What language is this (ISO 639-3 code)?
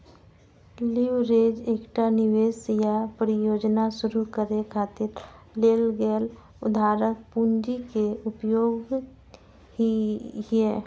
mai